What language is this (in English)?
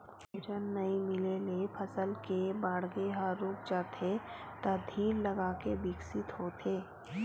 Chhattisgarhi